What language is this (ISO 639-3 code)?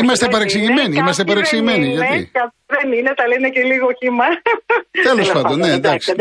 ell